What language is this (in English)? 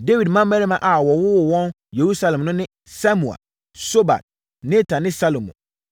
Akan